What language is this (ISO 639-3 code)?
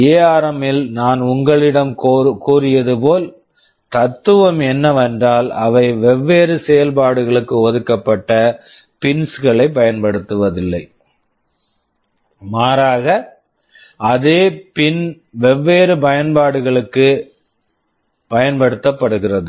tam